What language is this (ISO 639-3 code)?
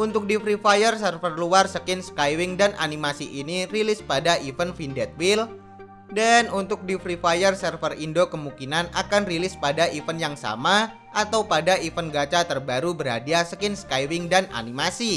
ind